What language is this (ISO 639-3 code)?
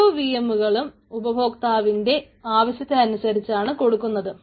mal